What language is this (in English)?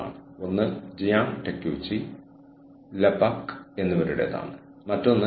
Malayalam